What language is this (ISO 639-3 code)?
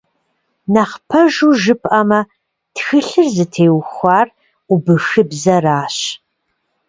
kbd